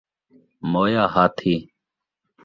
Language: Saraiki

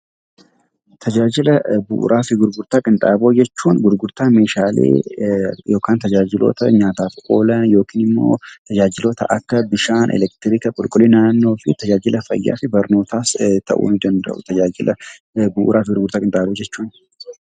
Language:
Oromo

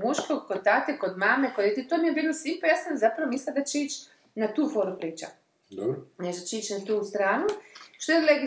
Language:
Croatian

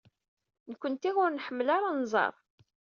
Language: Kabyle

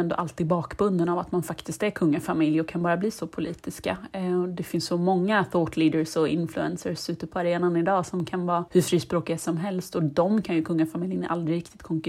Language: Swedish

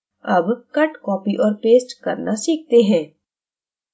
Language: Hindi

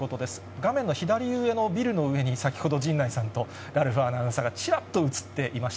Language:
Japanese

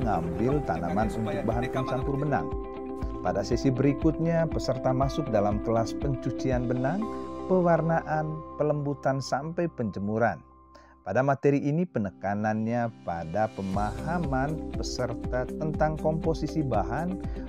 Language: Indonesian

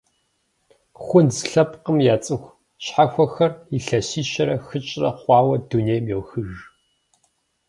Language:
Kabardian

